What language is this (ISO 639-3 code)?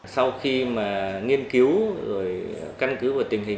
vie